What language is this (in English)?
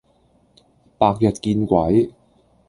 Cantonese